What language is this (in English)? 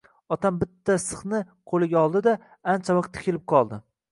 Uzbek